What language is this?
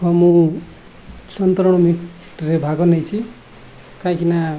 Odia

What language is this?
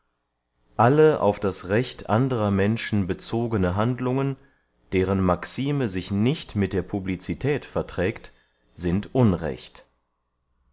German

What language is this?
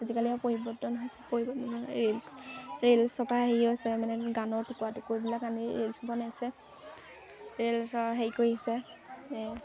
Assamese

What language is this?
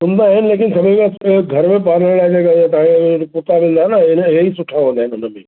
Sindhi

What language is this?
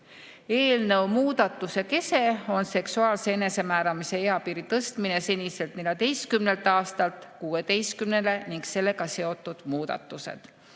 Estonian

